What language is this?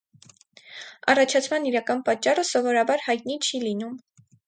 Armenian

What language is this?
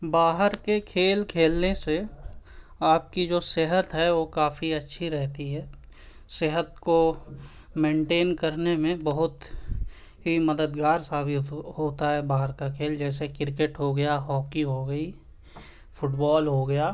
Urdu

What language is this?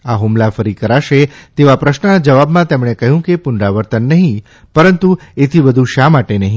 Gujarati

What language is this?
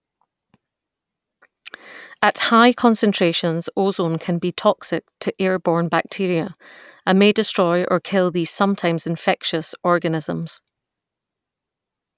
English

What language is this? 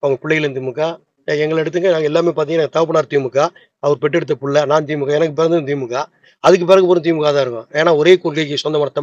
Thai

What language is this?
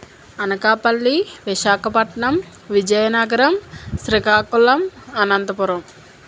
Telugu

